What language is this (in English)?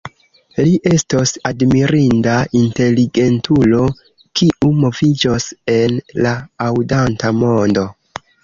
Esperanto